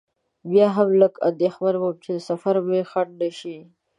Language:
Pashto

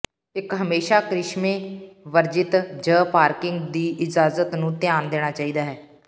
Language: Punjabi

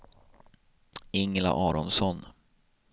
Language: Swedish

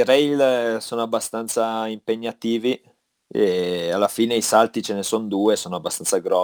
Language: Italian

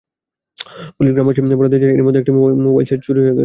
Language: Bangla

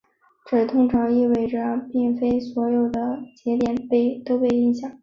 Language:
Chinese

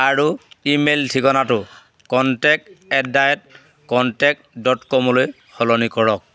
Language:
Assamese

